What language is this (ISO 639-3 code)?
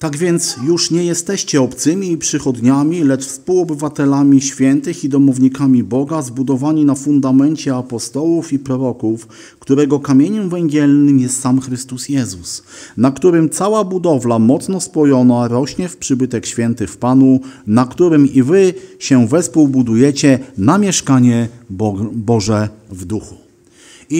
pol